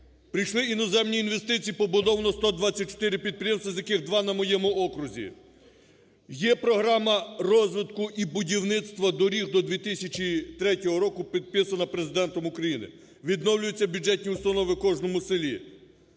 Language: Ukrainian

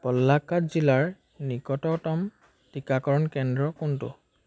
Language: Assamese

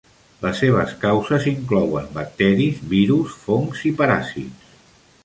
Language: Catalan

